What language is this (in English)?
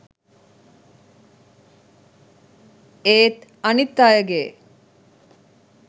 Sinhala